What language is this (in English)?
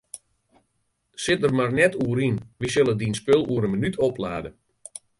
Western Frisian